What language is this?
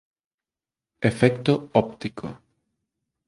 Galician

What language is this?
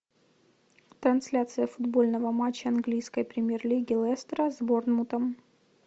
Russian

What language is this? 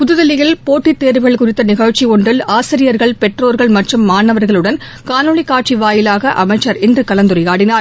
Tamil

